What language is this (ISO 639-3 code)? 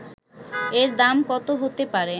ben